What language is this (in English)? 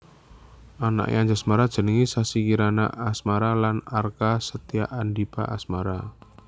Javanese